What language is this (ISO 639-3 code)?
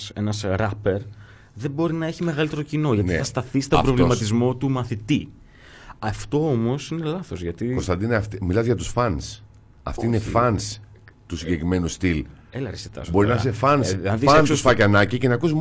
ell